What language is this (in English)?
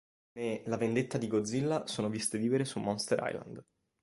Italian